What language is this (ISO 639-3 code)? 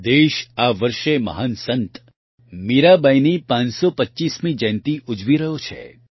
guj